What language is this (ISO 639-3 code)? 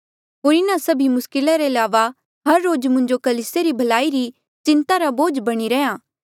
mjl